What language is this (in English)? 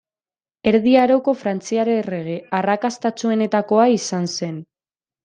Basque